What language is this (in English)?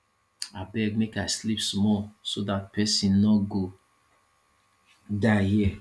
Nigerian Pidgin